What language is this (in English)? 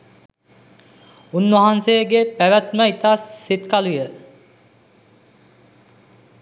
Sinhala